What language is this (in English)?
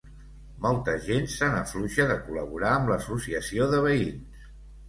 Catalan